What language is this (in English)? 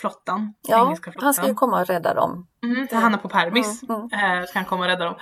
Swedish